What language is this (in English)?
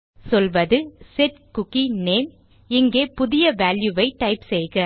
Tamil